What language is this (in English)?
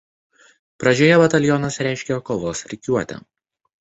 Lithuanian